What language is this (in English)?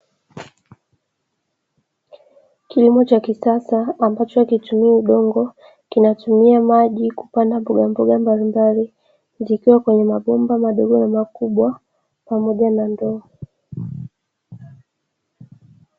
Swahili